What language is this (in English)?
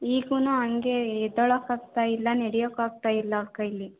Kannada